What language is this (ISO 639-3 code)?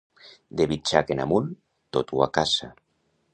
cat